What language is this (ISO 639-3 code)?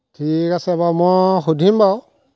asm